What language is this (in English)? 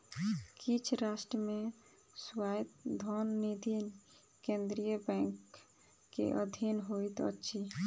Maithili